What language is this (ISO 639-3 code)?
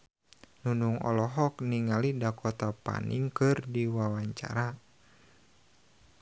sun